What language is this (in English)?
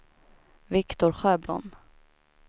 Swedish